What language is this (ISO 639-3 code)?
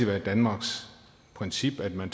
dan